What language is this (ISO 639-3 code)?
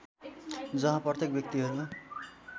nep